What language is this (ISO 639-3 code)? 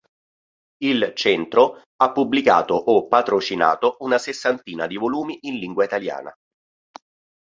ita